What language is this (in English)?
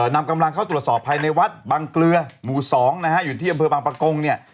Thai